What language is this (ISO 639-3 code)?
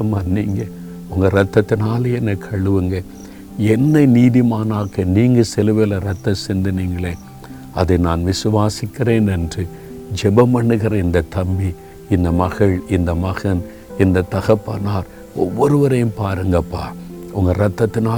tam